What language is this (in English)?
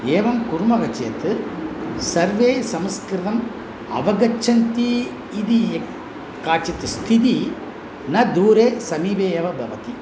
Sanskrit